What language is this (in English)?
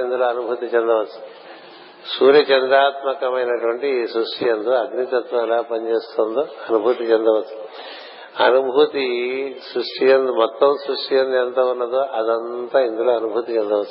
Telugu